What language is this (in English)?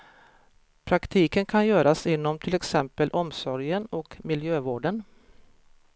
Swedish